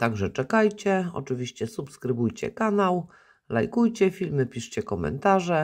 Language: Polish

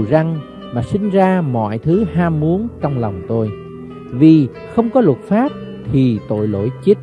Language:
Vietnamese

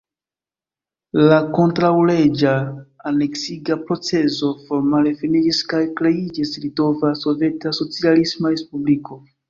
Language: Esperanto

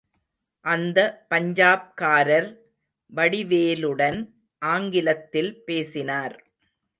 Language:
Tamil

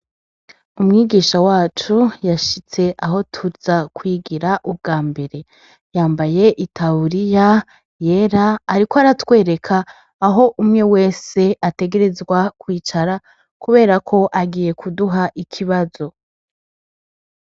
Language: Rundi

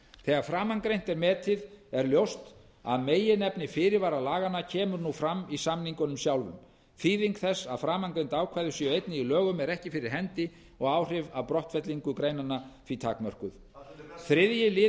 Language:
Icelandic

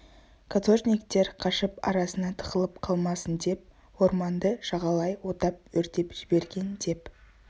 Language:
Kazakh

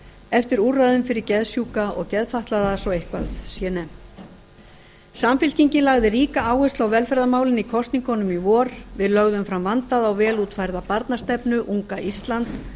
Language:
Icelandic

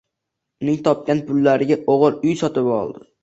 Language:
Uzbek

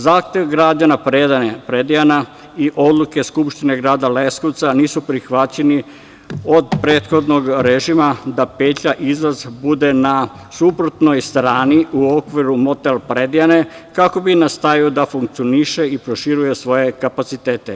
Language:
Serbian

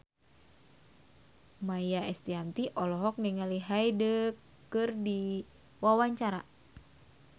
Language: Sundanese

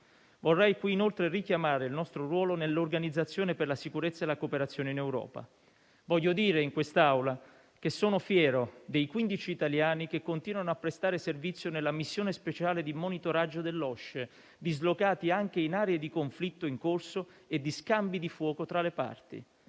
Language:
Italian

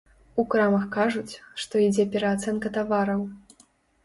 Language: Belarusian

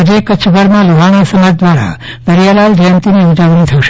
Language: Gujarati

